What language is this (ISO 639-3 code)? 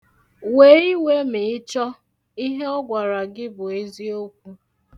ibo